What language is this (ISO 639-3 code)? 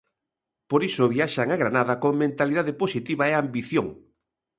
glg